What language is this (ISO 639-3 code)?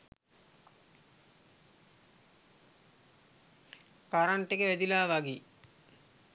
sin